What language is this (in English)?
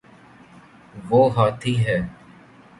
Urdu